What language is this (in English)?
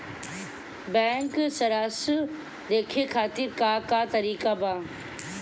Bhojpuri